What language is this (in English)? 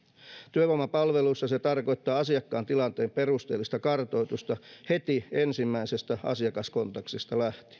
Finnish